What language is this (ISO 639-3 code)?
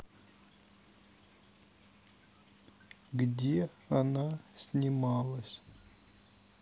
rus